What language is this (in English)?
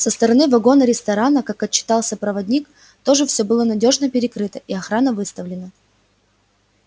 Russian